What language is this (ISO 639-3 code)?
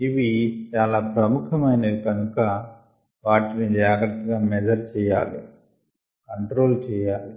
tel